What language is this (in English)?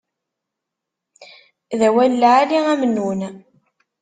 Kabyle